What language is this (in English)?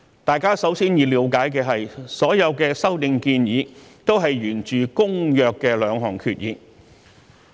Cantonese